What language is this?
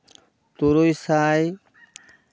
Santali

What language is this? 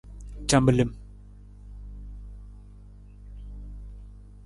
Nawdm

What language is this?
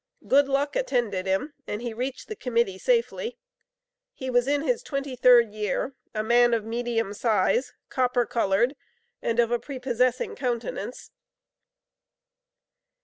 English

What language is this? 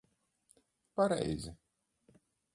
Latvian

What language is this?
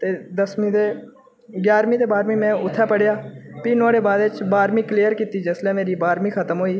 Dogri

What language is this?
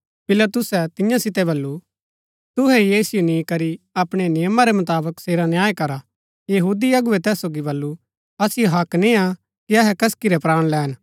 Gaddi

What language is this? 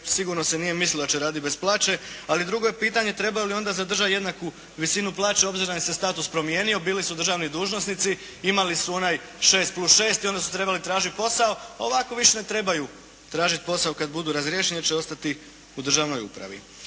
Croatian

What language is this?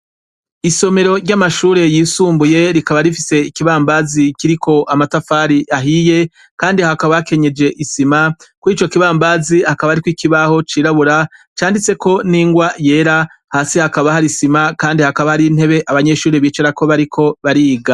Rundi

